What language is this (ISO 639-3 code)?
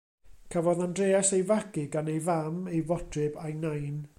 cym